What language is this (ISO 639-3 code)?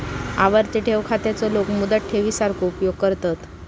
mar